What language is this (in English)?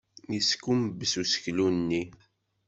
Kabyle